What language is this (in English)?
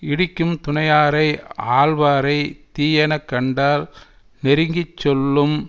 Tamil